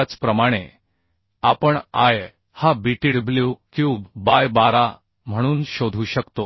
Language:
Marathi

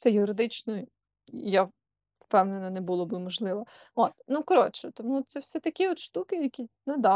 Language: Ukrainian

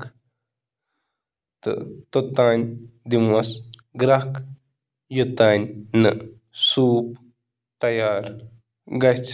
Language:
Kashmiri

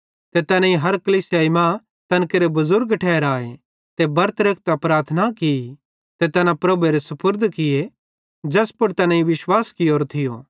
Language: Bhadrawahi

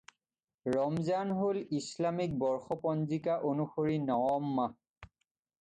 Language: Assamese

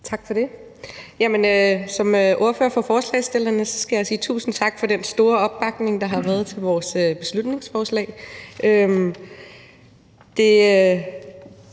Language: Danish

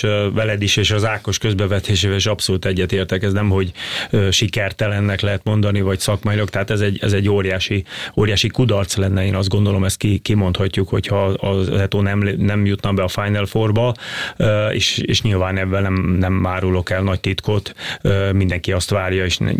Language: Hungarian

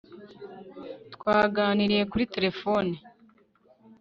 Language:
Kinyarwanda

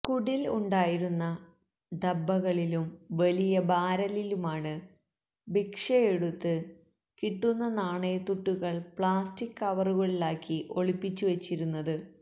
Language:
Malayalam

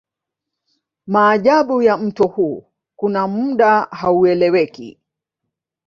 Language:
Swahili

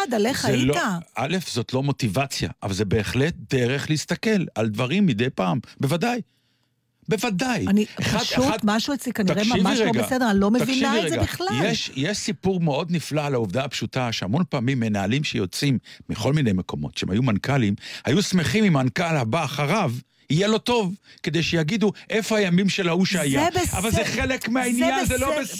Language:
Hebrew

